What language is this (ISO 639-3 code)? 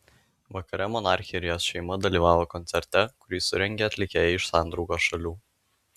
lit